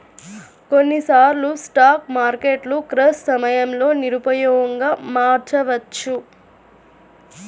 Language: Telugu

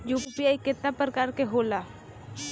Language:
Bhojpuri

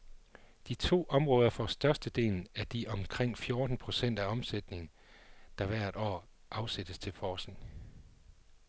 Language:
Danish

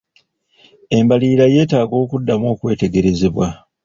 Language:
Ganda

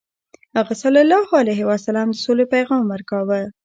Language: Pashto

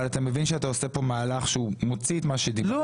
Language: Hebrew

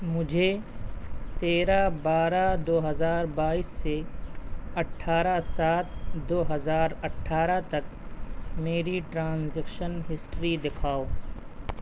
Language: Urdu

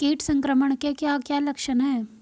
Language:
Hindi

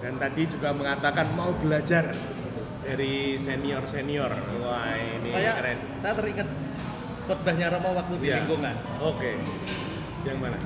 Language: Indonesian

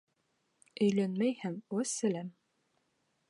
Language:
Bashkir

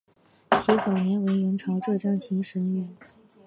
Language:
Chinese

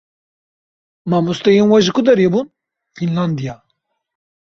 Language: Kurdish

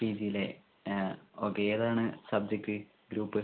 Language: Malayalam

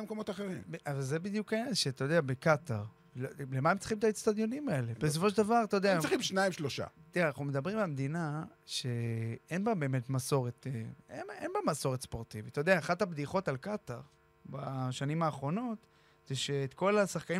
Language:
Hebrew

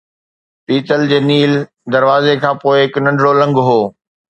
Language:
Sindhi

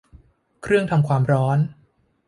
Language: Thai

